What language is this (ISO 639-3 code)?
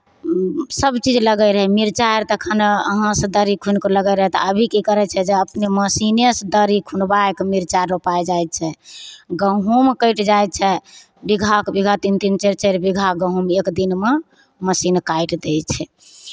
mai